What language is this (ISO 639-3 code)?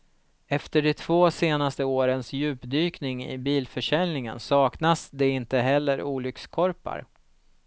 swe